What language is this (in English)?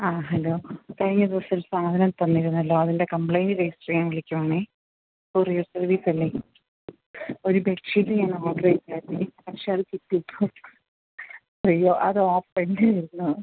Malayalam